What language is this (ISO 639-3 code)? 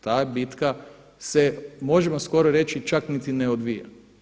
hrv